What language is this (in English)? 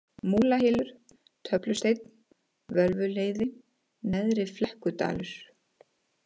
Icelandic